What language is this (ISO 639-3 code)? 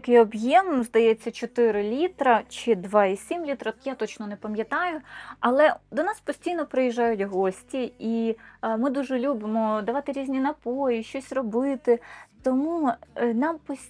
ukr